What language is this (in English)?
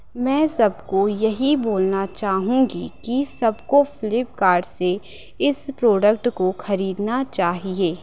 Hindi